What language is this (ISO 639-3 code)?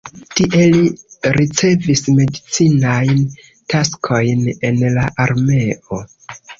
epo